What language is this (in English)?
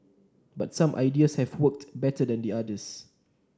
English